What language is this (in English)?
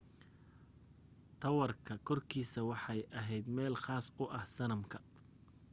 Somali